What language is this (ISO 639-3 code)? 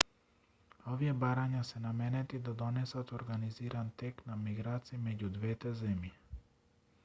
mkd